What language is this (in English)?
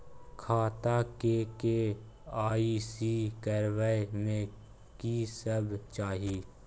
Maithili